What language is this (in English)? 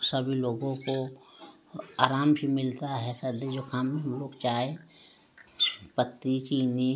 Hindi